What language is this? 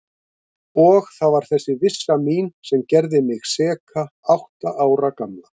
Icelandic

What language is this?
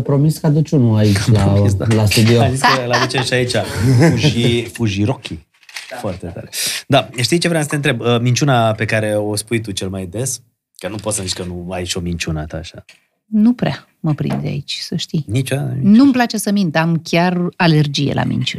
Romanian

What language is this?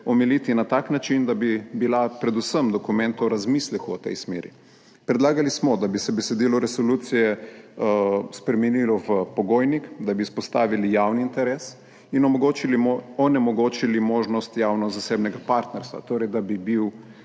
Slovenian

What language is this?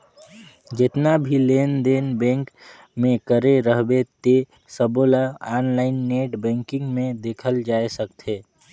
Chhattisgarhi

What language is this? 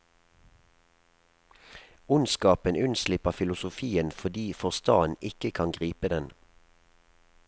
Norwegian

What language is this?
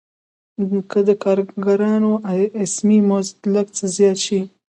Pashto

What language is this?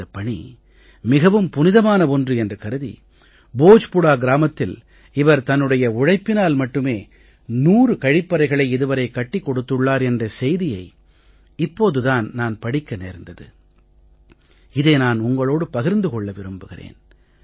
Tamil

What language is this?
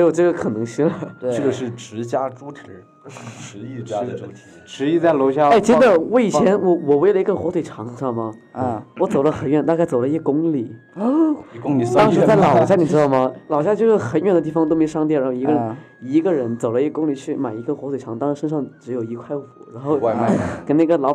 Chinese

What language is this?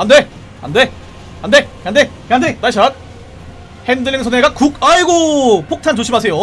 Korean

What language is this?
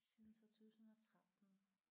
Danish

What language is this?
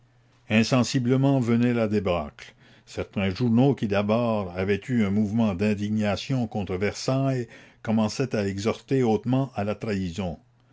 French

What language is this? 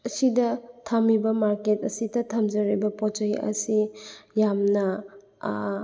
Manipuri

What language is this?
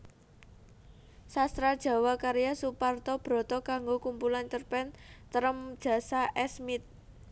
Javanese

